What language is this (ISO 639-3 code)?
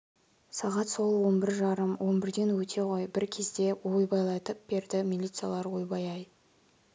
kaz